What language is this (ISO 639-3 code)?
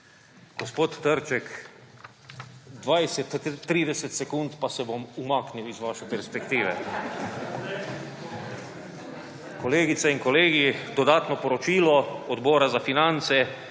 slv